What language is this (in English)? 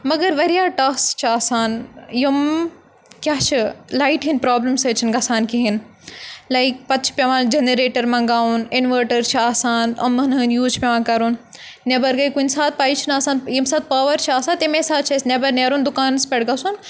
Kashmiri